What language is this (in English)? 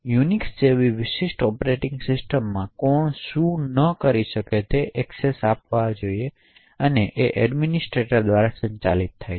Gujarati